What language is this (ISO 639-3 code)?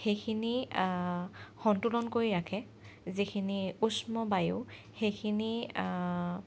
asm